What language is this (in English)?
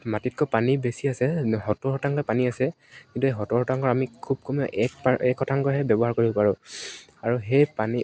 Assamese